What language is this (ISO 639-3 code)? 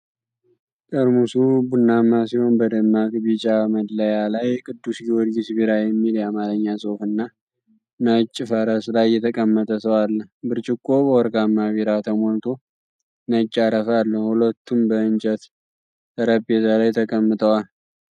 amh